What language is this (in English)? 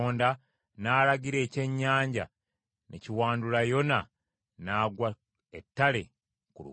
Ganda